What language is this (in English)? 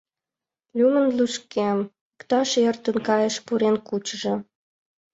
Mari